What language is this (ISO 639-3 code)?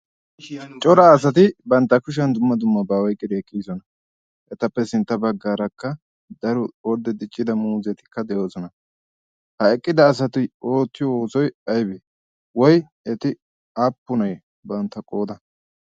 wal